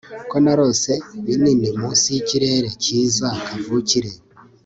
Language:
Kinyarwanda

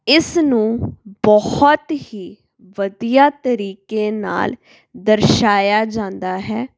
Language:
Punjabi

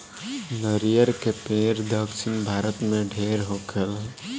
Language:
Bhojpuri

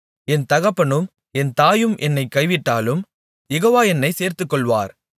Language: Tamil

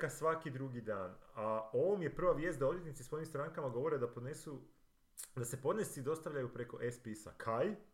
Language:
Croatian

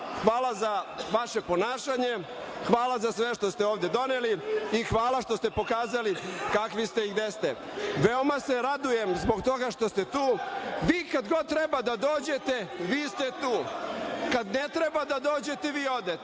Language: Serbian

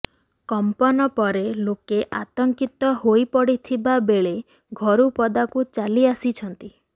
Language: Odia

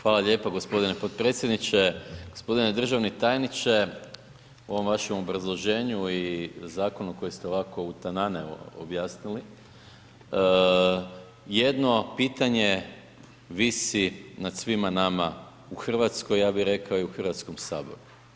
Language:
Croatian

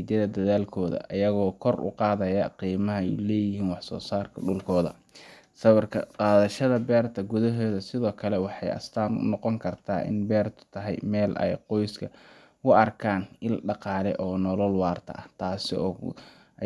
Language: Somali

